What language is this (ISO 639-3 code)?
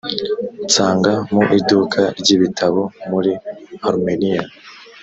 kin